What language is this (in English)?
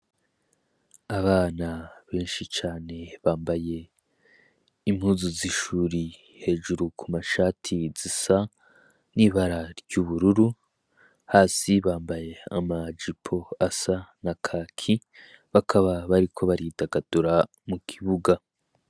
Rundi